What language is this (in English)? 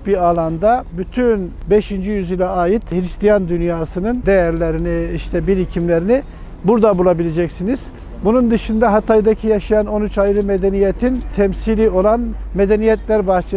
Turkish